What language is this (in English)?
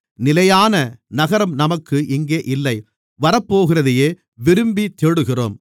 Tamil